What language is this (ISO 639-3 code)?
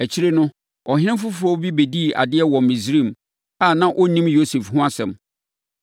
aka